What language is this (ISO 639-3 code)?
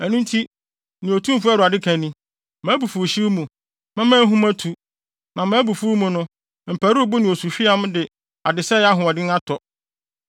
aka